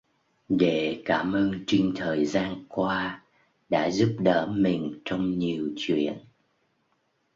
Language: Vietnamese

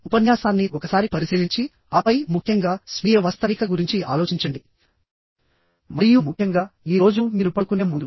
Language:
Telugu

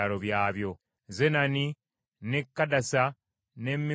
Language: Ganda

